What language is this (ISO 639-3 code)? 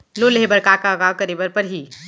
hne